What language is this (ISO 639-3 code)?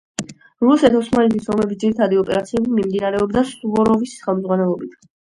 kat